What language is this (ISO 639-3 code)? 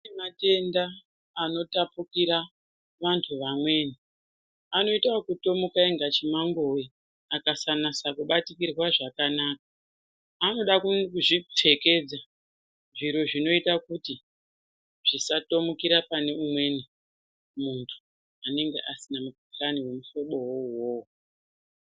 ndc